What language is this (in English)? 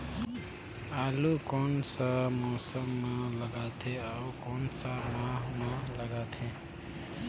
Chhattisgarhi